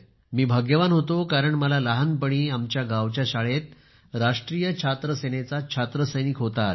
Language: Marathi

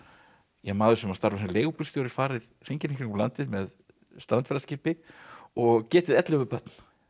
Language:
Icelandic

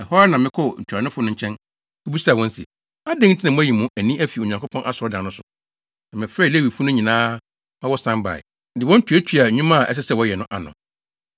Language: Akan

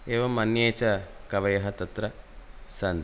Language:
Sanskrit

